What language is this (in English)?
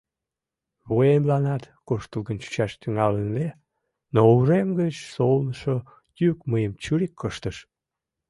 Mari